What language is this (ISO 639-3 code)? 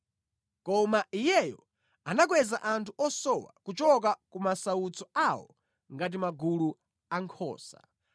nya